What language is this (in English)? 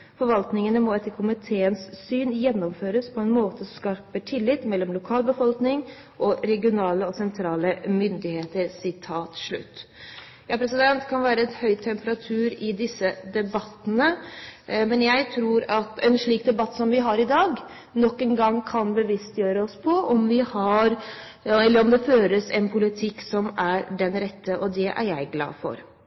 Norwegian Bokmål